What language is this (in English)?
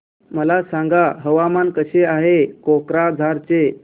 Marathi